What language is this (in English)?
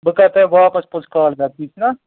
Kashmiri